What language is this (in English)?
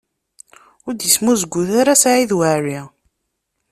Kabyle